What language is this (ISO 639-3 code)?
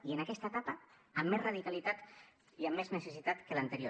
cat